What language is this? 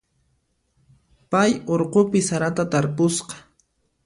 Puno Quechua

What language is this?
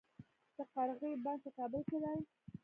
Pashto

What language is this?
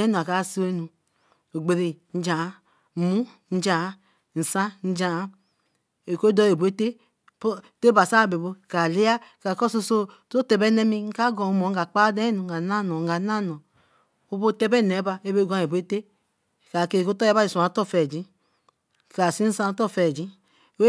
Eleme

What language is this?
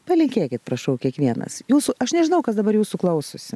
Lithuanian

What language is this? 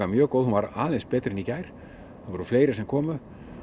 Icelandic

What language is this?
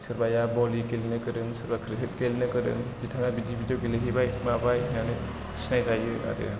Bodo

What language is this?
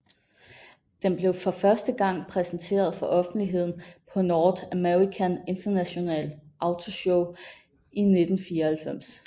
Danish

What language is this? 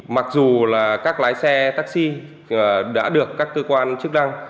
Vietnamese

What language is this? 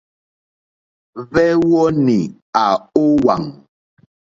Mokpwe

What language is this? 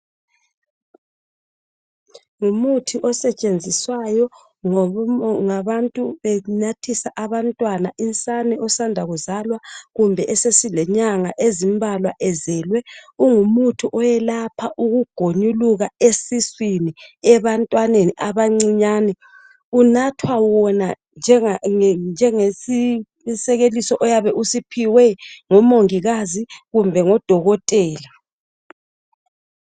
North Ndebele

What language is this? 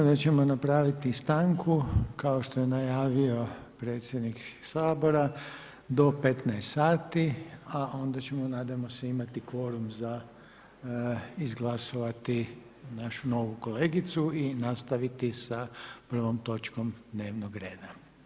Croatian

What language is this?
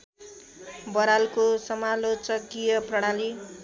Nepali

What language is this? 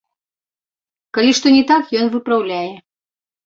Belarusian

